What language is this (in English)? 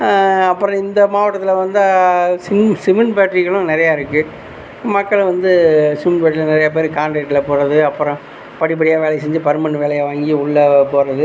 Tamil